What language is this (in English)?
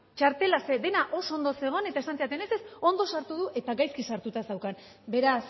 Basque